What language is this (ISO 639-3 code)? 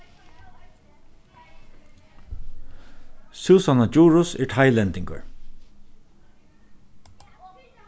fao